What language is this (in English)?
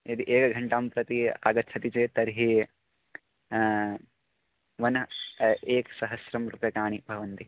Sanskrit